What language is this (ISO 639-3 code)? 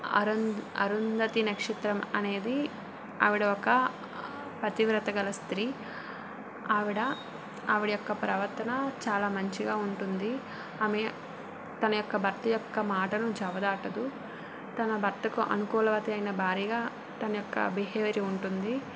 tel